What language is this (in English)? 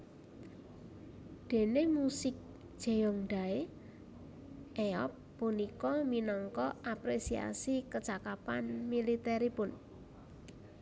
Javanese